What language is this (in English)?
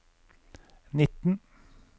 Norwegian